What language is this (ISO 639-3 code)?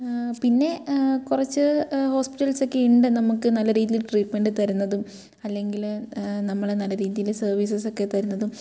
mal